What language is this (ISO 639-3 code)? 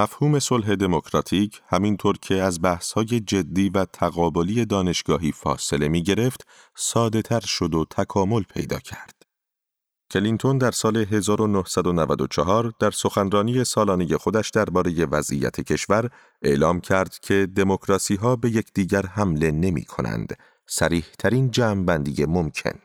fas